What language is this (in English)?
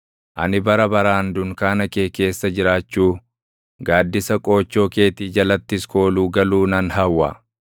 Oromo